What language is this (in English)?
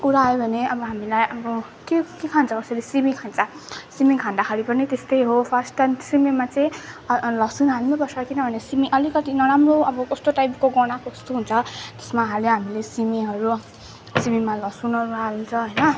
Nepali